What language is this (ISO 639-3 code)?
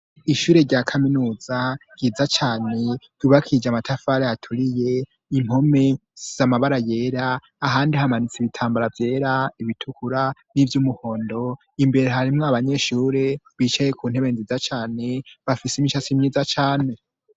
run